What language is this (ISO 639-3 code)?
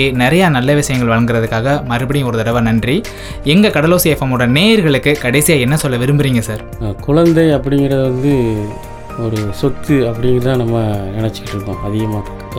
tam